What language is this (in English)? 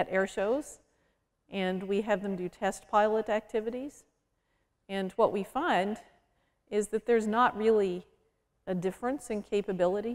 English